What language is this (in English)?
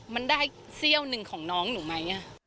Thai